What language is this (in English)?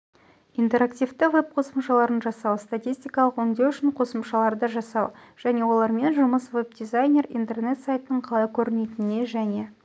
Kazakh